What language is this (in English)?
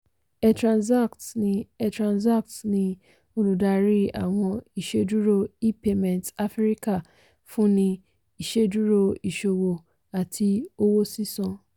Yoruba